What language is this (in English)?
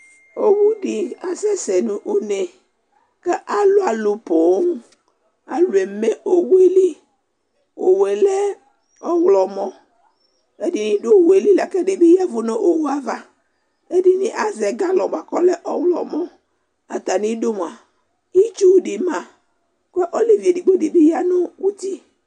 Ikposo